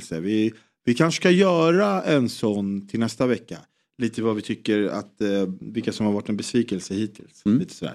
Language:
Swedish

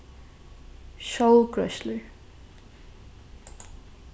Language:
Faroese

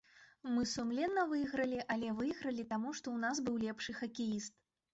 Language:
Belarusian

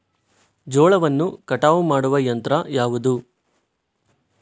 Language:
Kannada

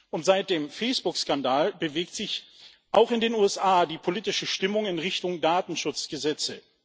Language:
German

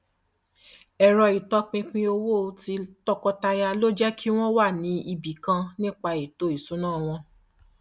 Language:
Yoruba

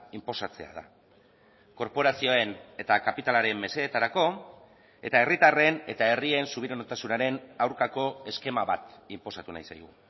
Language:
Basque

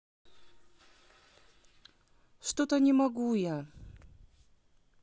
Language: Russian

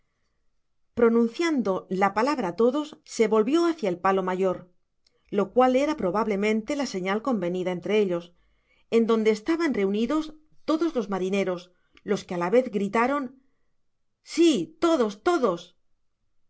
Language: Spanish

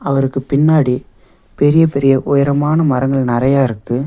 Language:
Tamil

